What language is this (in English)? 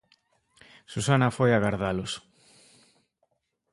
Galician